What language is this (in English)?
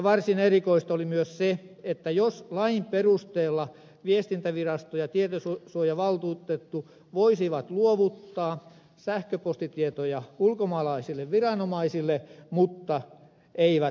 Finnish